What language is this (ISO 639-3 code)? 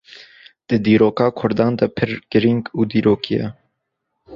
kur